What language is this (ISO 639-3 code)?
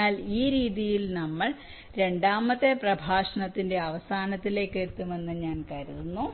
mal